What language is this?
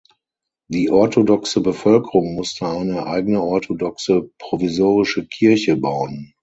German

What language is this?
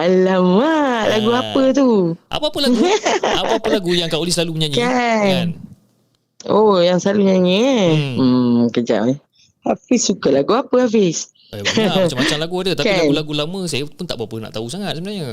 Malay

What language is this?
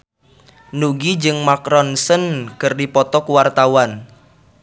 Sundanese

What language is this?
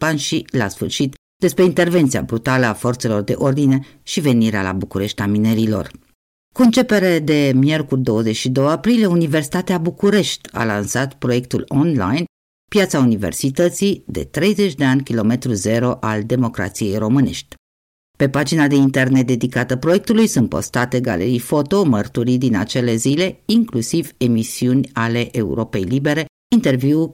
Romanian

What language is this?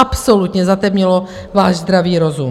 Czech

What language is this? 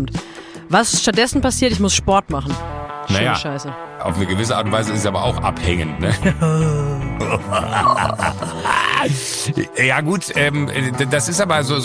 German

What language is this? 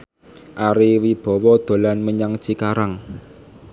Javanese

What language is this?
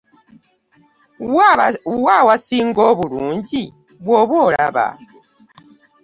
Ganda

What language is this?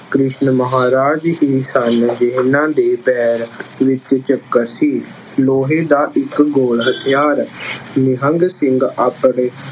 Punjabi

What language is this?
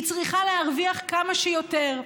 Hebrew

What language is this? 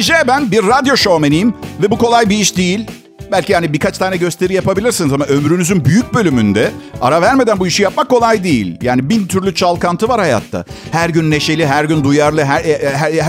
Turkish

